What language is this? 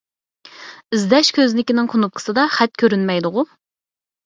Uyghur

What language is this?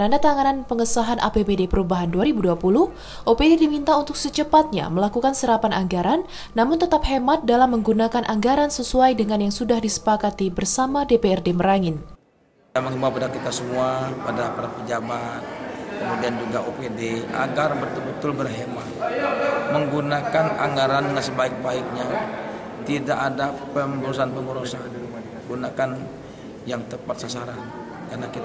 Indonesian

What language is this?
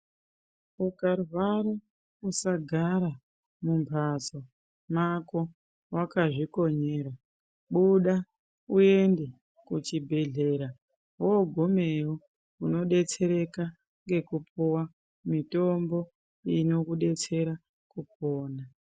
Ndau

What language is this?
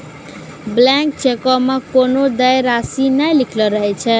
Maithili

